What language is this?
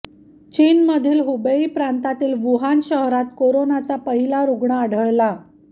Marathi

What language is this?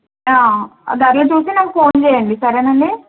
Telugu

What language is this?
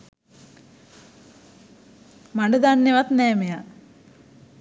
Sinhala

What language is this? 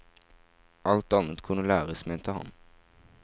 Norwegian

